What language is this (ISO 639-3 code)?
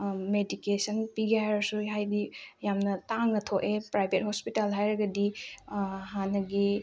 mni